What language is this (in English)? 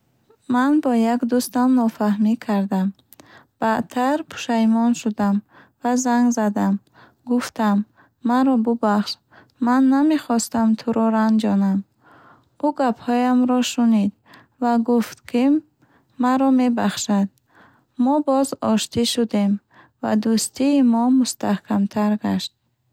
Bukharic